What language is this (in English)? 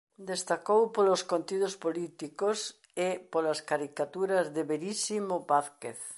Galician